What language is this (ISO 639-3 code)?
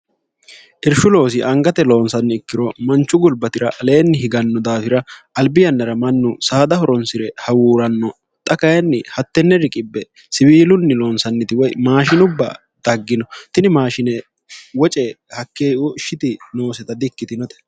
sid